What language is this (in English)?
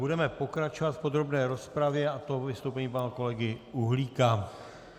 Czech